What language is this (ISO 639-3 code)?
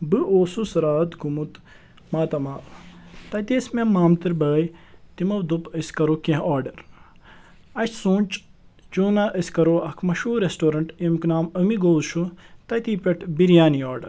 kas